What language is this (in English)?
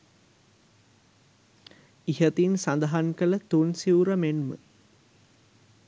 Sinhala